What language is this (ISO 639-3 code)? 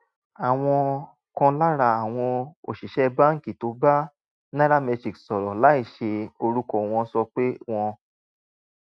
yor